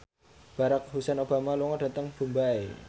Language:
Javanese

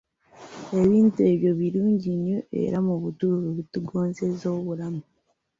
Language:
Ganda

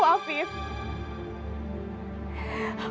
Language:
Indonesian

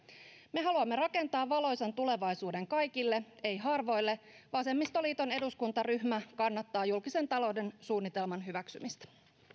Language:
Finnish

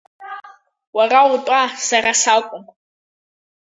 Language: Abkhazian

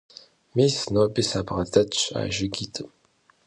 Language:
Kabardian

